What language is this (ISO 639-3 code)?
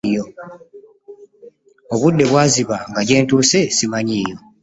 lug